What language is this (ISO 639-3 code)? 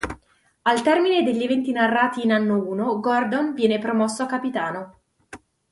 ita